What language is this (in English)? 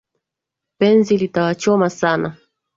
Swahili